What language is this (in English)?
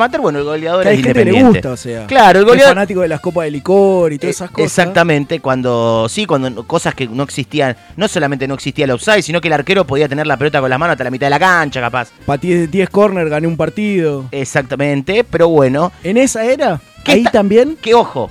Spanish